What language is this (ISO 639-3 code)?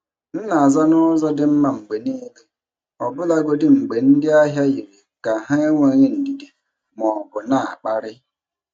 ibo